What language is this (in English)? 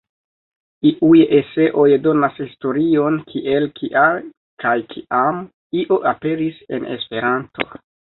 Esperanto